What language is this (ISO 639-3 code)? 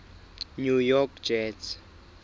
sot